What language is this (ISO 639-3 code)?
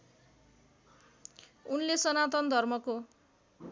nep